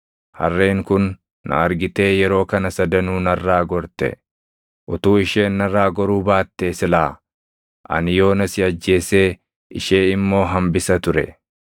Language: Oromo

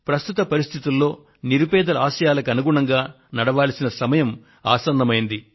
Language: Telugu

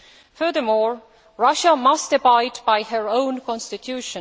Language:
English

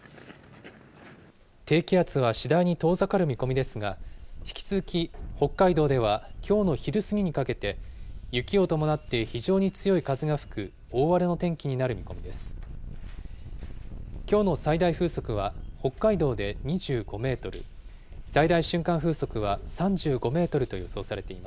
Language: Japanese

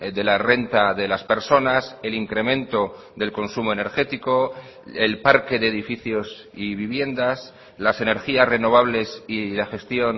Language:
Spanish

